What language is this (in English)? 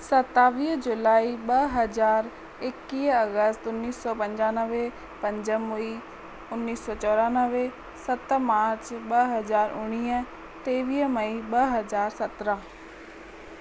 Sindhi